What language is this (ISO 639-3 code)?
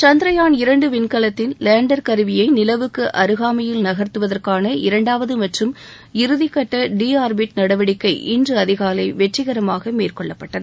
tam